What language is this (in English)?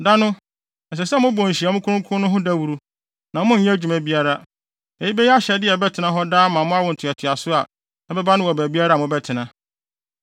Akan